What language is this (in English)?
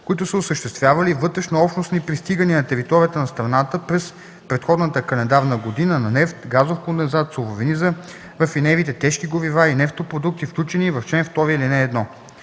Bulgarian